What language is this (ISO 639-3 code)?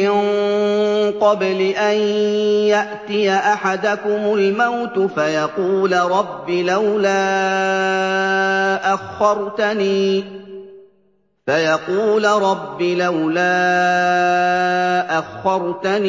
ara